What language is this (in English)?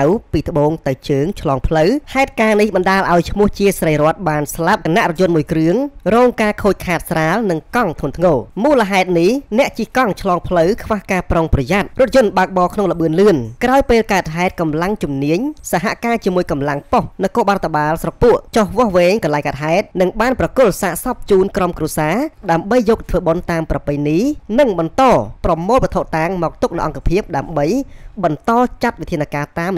Thai